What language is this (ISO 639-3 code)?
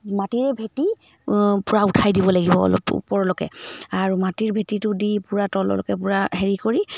asm